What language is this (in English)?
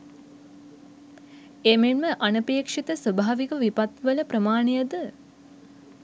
Sinhala